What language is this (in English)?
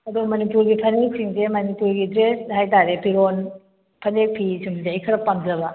Manipuri